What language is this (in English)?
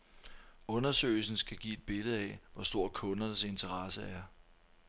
Danish